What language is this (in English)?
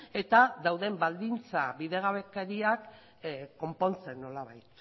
Basque